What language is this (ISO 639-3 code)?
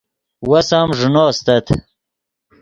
ydg